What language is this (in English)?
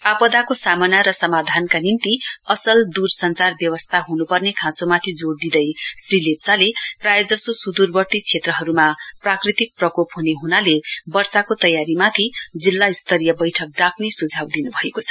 Nepali